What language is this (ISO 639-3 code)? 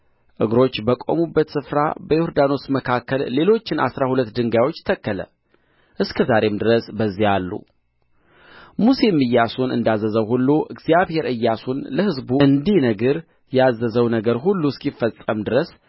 amh